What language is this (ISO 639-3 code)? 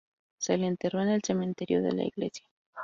spa